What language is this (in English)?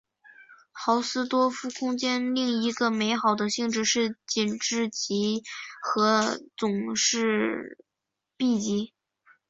Chinese